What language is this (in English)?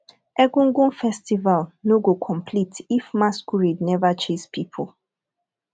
Nigerian Pidgin